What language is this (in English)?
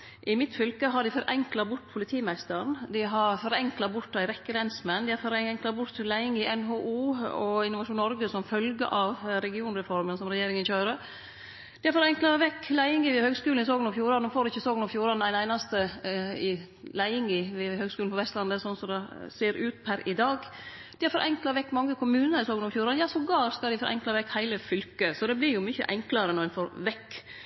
Norwegian Nynorsk